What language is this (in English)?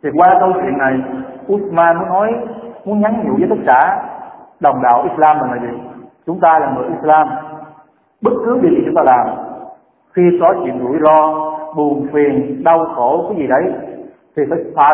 Vietnamese